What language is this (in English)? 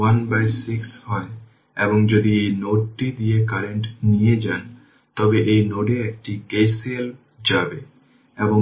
Bangla